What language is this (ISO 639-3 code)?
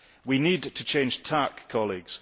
eng